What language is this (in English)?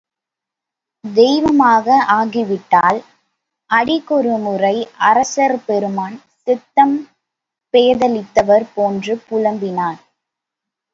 Tamil